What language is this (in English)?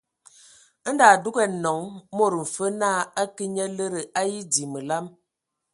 Ewondo